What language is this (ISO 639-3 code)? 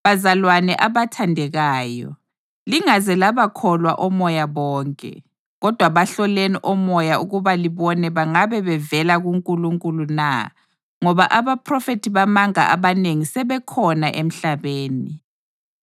nde